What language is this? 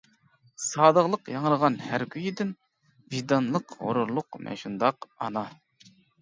Uyghur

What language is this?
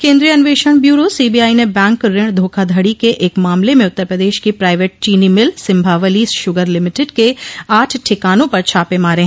Hindi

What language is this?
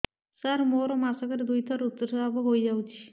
Odia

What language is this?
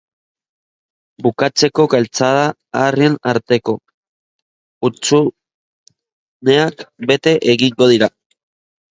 Basque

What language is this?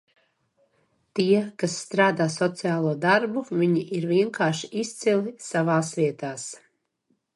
Latvian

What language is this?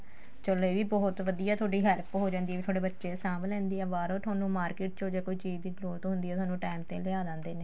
Punjabi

